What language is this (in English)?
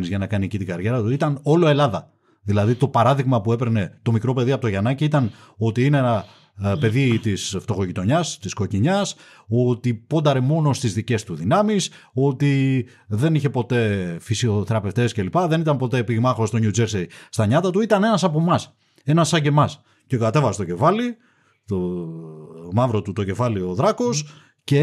Greek